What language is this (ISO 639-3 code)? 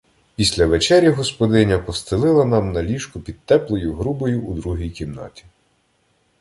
ukr